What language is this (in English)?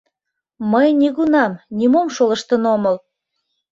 Mari